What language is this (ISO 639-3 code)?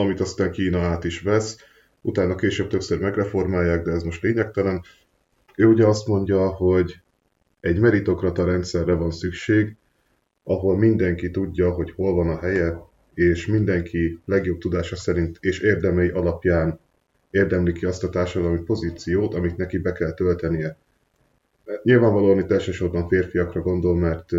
hun